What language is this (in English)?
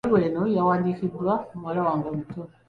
Ganda